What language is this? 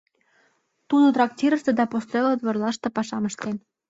Mari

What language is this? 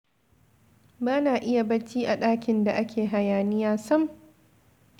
Hausa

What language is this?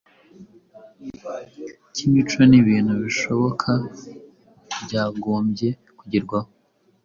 Kinyarwanda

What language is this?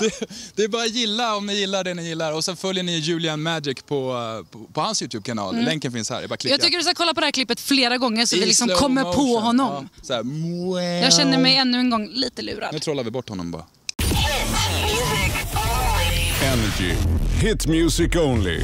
Swedish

